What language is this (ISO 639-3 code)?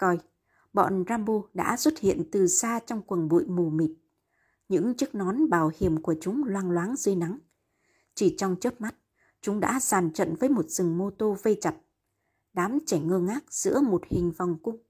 vie